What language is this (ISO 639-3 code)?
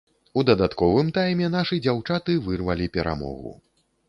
bel